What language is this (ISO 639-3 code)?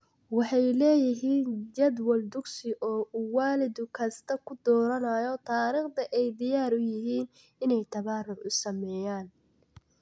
som